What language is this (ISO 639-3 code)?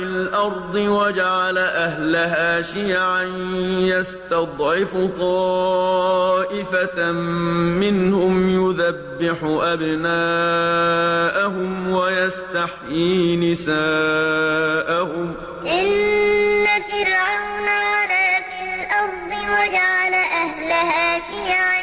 ara